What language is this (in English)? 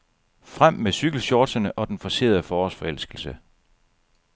Danish